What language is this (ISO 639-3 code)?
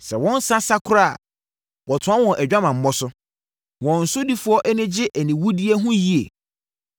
aka